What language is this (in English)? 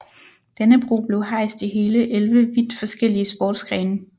Danish